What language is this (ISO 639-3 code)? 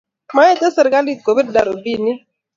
kln